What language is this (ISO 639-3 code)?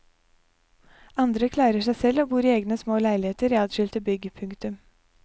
nor